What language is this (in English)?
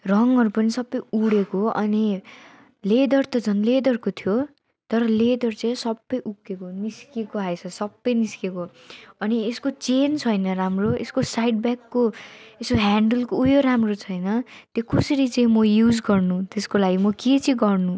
Nepali